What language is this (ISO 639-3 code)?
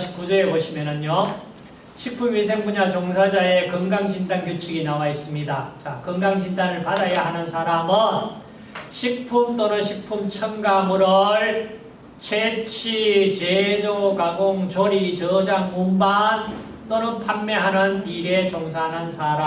kor